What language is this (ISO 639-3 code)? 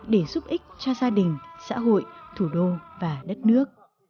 vie